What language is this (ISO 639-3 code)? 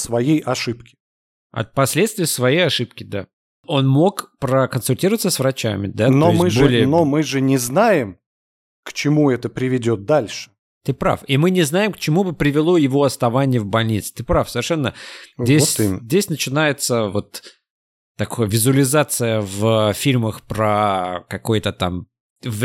rus